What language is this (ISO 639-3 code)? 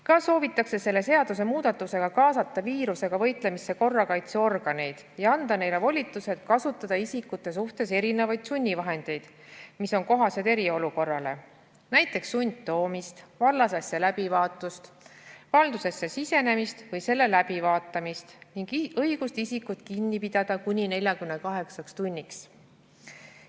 est